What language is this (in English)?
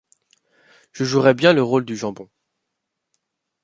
French